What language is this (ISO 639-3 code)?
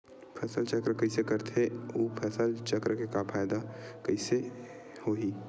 hne